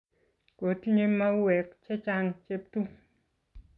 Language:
Kalenjin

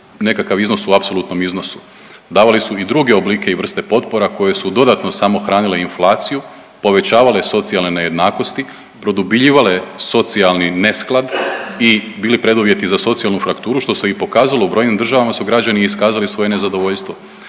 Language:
Croatian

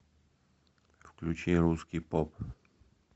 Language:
Russian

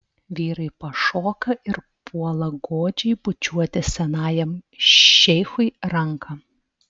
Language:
Lithuanian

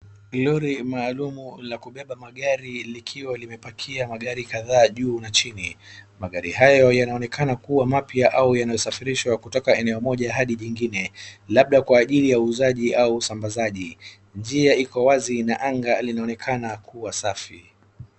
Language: Swahili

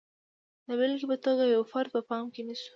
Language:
Pashto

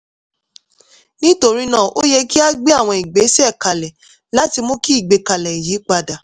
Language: Yoruba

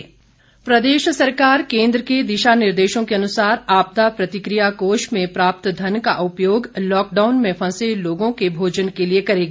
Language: Hindi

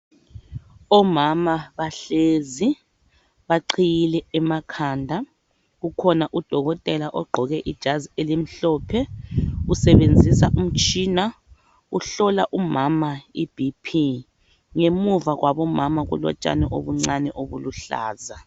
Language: North Ndebele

